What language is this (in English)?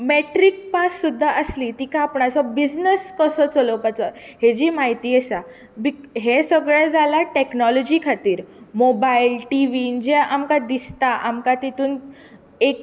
Konkani